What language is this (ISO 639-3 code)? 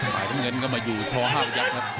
tha